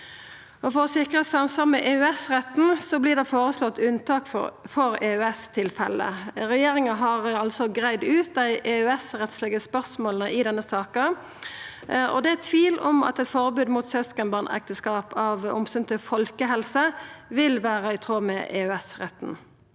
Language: Norwegian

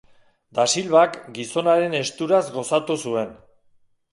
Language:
Basque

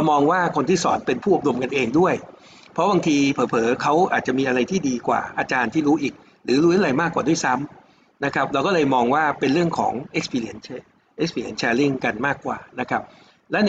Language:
Thai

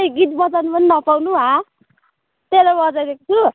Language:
Nepali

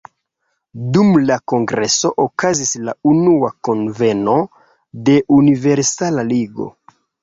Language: Esperanto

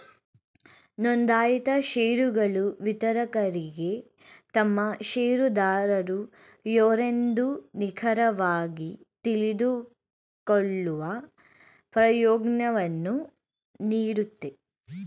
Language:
Kannada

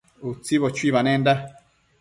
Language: Matsés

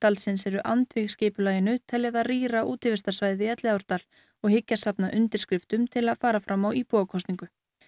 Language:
Icelandic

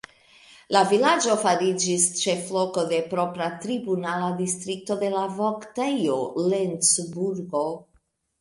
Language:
Esperanto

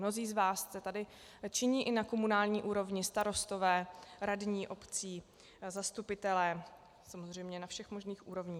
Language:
Czech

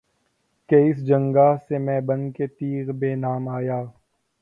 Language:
Urdu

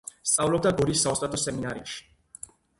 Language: Georgian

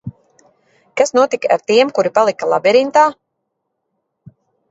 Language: Latvian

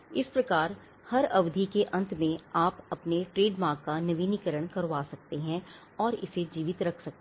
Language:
Hindi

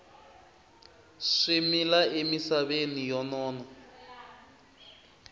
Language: Tsonga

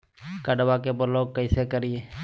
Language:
Magahi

